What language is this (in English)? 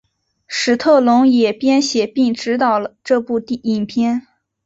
Chinese